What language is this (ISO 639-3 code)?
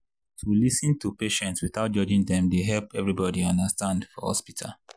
pcm